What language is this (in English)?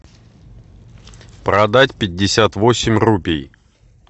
Russian